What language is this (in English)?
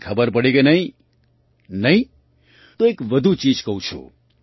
Gujarati